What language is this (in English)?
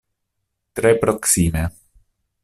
Esperanto